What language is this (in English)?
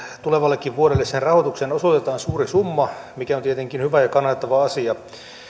Finnish